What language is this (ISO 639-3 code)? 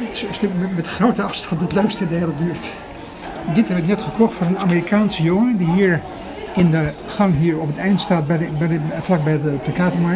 nld